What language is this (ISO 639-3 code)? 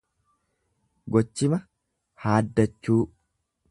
orm